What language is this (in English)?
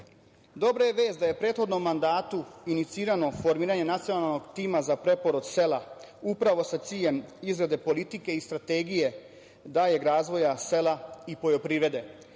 Serbian